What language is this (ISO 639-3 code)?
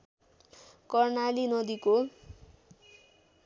nep